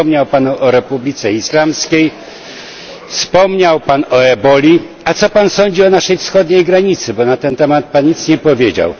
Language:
Polish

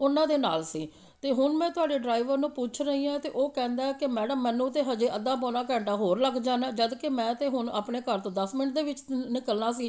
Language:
Punjabi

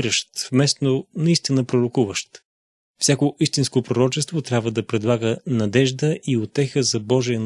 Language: Bulgarian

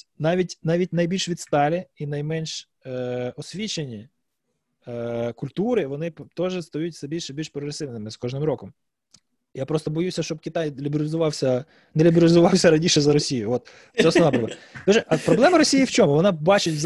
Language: Ukrainian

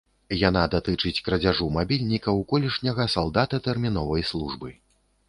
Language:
Belarusian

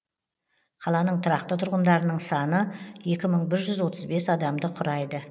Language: Kazakh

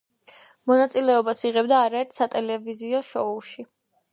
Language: Georgian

